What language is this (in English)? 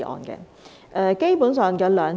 Cantonese